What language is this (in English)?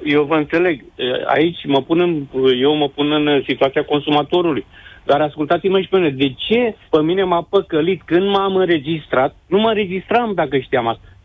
Romanian